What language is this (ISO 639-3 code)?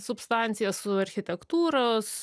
lit